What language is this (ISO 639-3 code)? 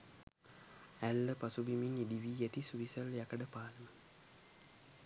sin